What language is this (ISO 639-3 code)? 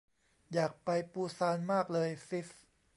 tha